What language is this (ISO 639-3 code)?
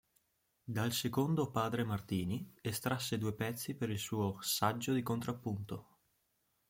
ita